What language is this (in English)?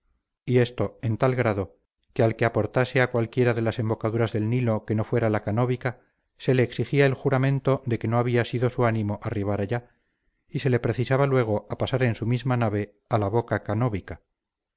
Spanish